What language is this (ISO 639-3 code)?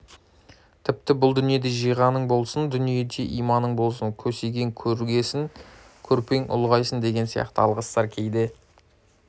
kaz